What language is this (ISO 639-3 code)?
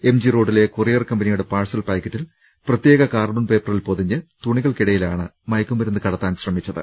mal